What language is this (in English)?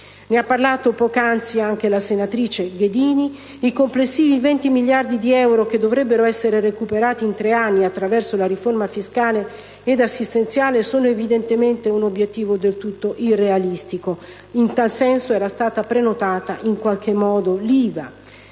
Italian